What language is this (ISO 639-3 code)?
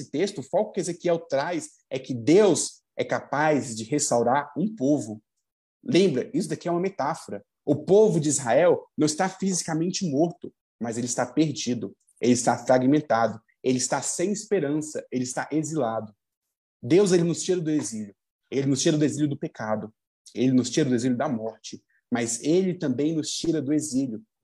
por